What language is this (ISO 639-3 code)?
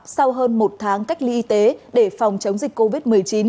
vie